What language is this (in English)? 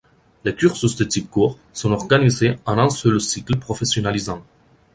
French